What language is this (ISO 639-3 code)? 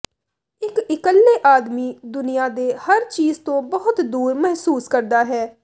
pan